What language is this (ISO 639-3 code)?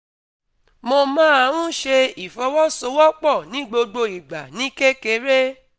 yor